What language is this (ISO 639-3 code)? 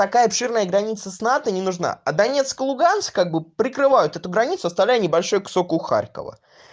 rus